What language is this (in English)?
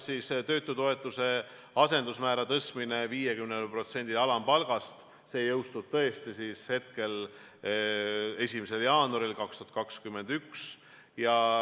Estonian